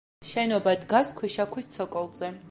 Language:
Georgian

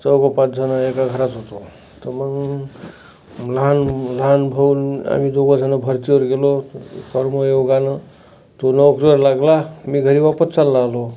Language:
Marathi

